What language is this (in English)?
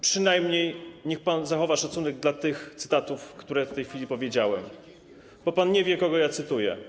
Polish